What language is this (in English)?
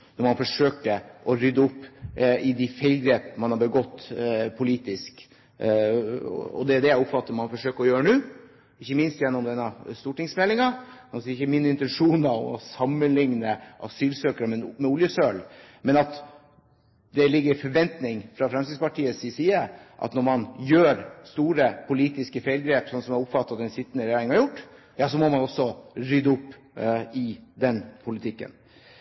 Norwegian Bokmål